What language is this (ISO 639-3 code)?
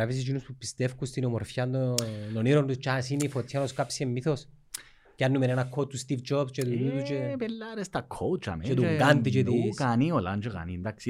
ell